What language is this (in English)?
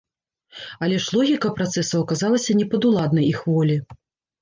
Belarusian